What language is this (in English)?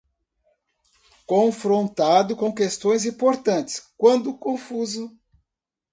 Portuguese